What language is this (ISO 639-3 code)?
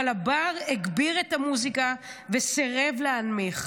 heb